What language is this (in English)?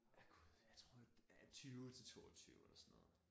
Danish